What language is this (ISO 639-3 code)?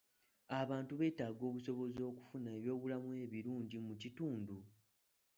lug